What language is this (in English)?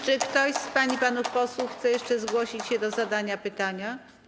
Polish